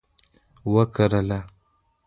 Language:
Pashto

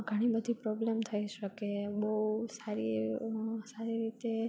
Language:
Gujarati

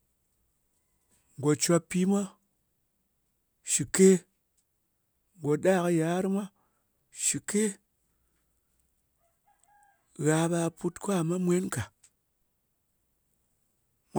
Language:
Ngas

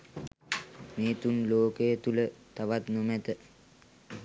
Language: Sinhala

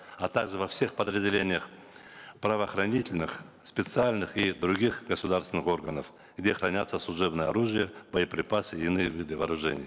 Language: Kazakh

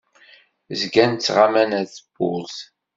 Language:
Kabyle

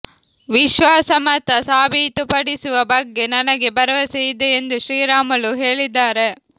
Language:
Kannada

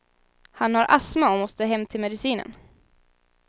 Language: Swedish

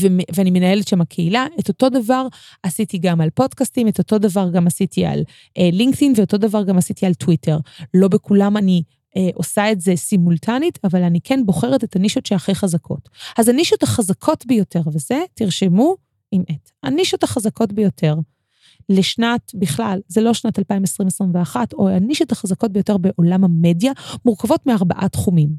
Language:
Hebrew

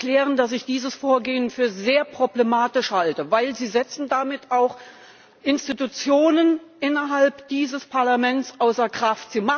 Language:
German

